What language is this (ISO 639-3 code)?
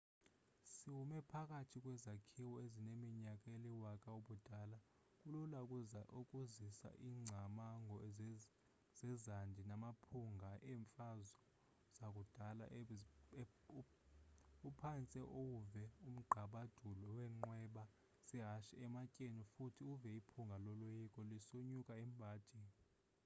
xho